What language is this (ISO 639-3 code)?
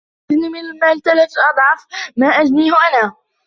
ara